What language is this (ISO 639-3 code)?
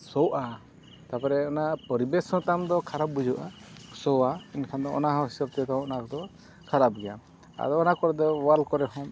sat